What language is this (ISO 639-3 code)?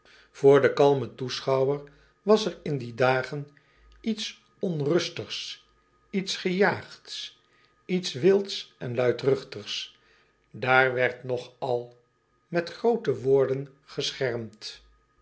nld